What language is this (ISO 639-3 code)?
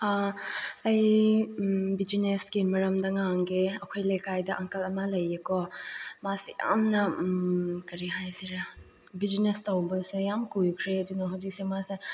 mni